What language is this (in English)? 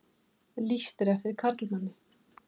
Icelandic